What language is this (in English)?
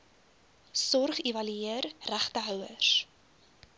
Afrikaans